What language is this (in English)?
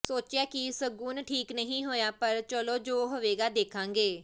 Punjabi